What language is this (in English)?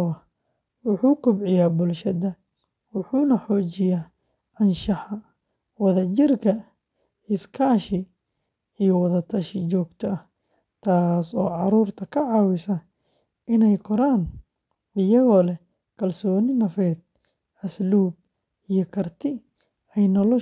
Somali